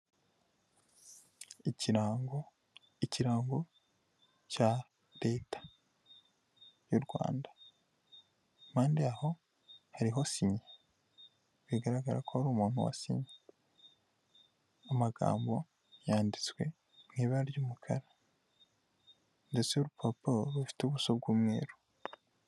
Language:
Kinyarwanda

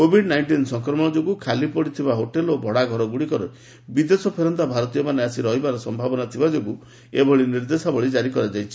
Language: Odia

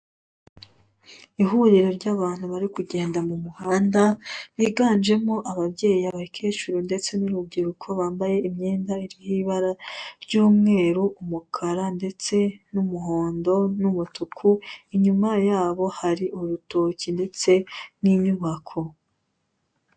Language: Kinyarwanda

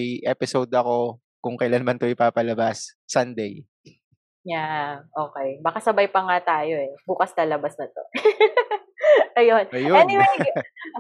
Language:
Filipino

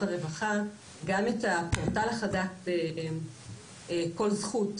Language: Hebrew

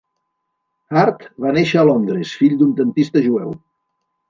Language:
Catalan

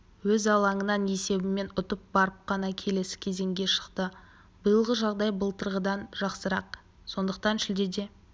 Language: Kazakh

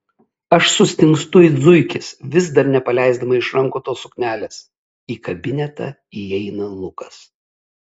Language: Lithuanian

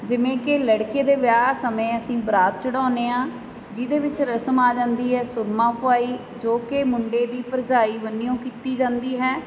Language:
Punjabi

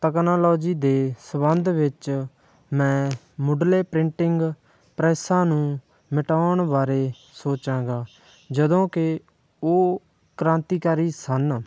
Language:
Punjabi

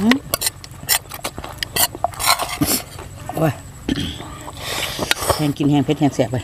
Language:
Thai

